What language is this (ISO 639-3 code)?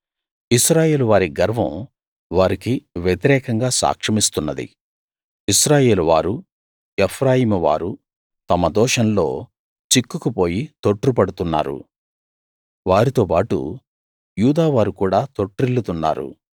tel